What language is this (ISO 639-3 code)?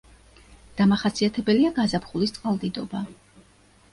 kat